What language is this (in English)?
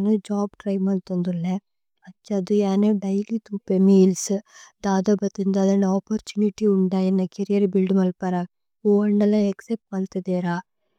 Tulu